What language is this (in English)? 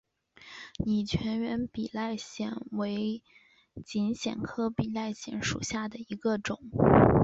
Chinese